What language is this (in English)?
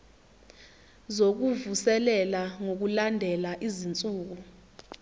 Zulu